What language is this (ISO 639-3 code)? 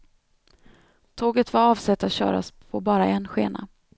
swe